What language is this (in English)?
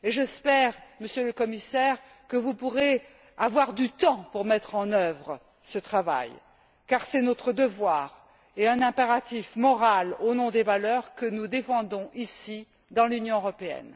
French